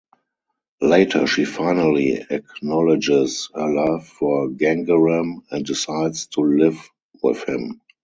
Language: English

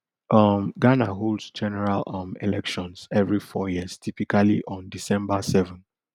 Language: Nigerian Pidgin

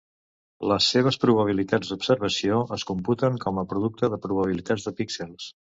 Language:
Catalan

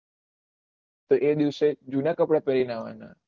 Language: Gujarati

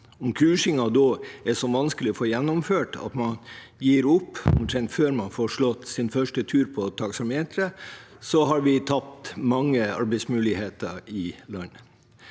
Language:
Norwegian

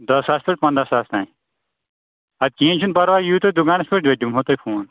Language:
Kashmiri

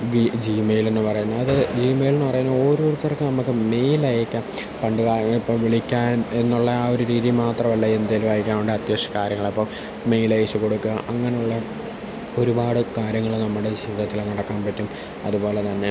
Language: Malayalam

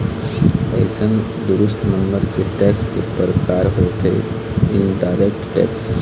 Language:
Chhattisgarhi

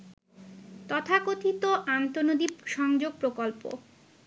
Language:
Bangla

